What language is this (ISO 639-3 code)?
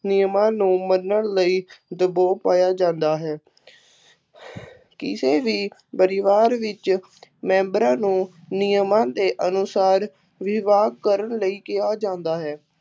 pan